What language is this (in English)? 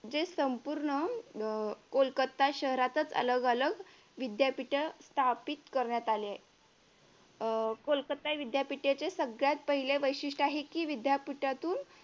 Marathi